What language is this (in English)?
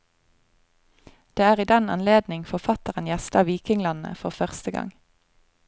Norwegian